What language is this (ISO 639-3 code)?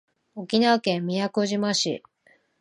jpn